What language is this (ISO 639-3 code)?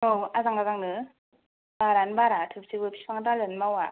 brx